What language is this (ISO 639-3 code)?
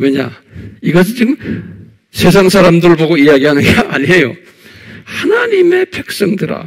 kor